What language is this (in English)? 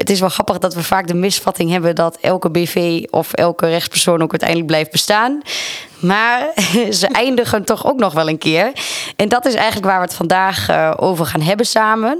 Dutch